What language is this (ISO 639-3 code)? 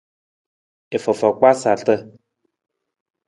nmz